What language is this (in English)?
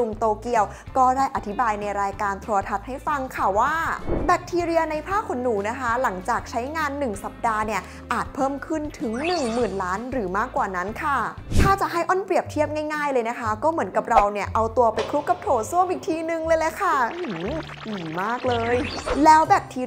Thai